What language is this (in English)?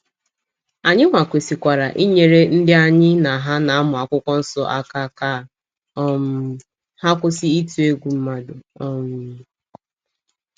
Igbo